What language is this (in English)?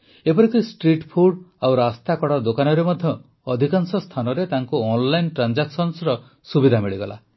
Odia